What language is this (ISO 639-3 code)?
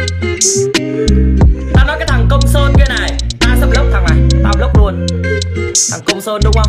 vie